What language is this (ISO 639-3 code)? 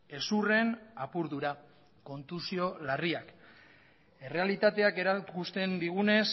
eus